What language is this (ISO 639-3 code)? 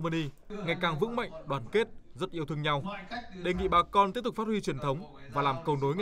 vie